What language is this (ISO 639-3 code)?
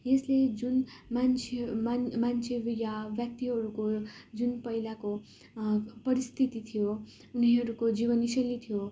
nep